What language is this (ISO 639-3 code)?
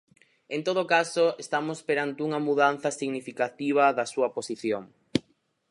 glg